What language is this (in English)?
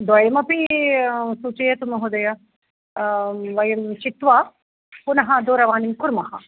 Sanskrit